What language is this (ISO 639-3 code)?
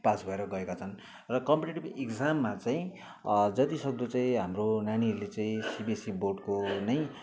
nep